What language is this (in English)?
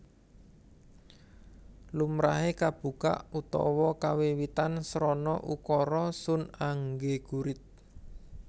Javanese